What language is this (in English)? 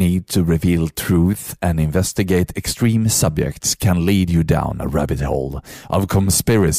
Swedish